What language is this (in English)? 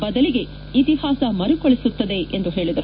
Kannada